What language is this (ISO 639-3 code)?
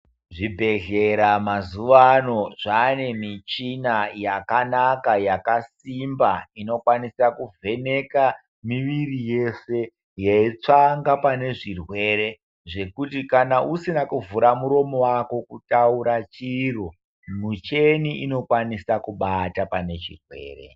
ndc